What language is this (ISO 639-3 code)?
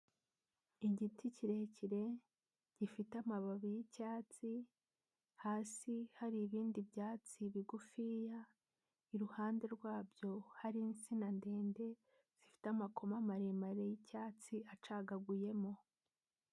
kin